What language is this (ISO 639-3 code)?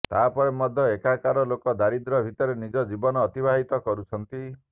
ori